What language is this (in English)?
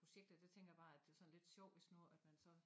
Danish